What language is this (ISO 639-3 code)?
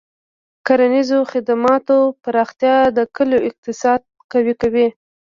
pus